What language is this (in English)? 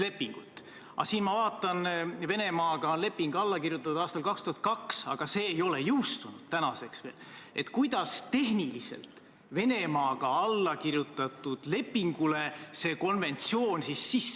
Estonian